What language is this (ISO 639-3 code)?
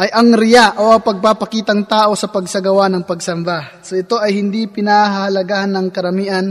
fil